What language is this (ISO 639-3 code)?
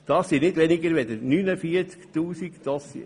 gsw